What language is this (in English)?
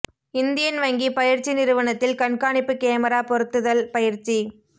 Tamil